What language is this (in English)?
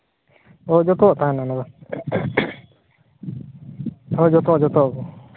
Santali